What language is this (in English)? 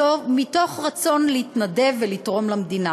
Hebrew